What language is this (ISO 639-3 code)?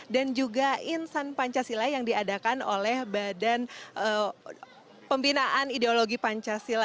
ind